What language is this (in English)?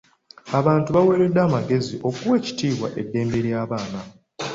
Ganda